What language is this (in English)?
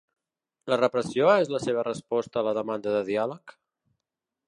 Catalan